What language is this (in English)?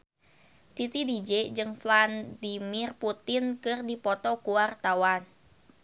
Sundanese